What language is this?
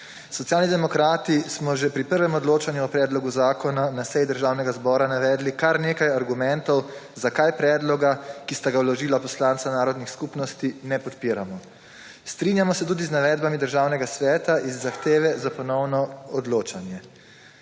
Slovenian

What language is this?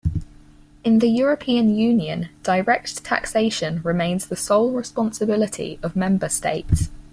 English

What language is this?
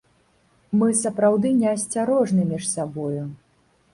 Belarusian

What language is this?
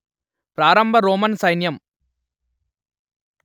Telugu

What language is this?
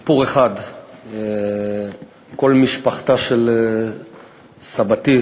Hebrew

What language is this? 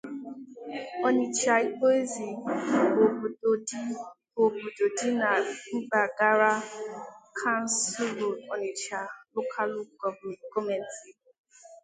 Igbo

